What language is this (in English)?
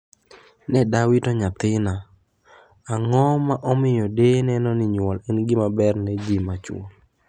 Luo (Kenya and Tanzania)